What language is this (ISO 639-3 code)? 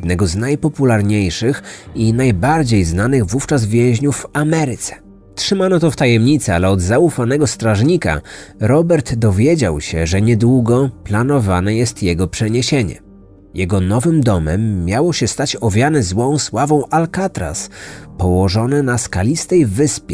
pol